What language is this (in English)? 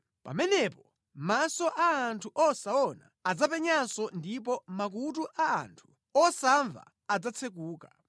Nyanja